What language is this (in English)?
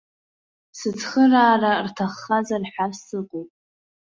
Abkhazian